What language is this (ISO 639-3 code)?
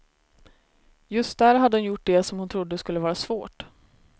swe